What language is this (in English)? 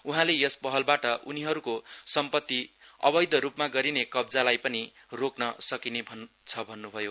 Nepali